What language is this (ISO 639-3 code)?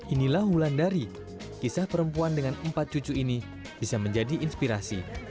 ind